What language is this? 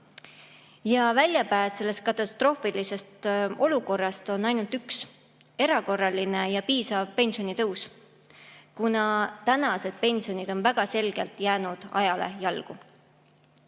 Estonian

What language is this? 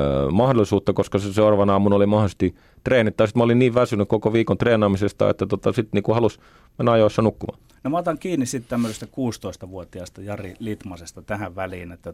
Finnish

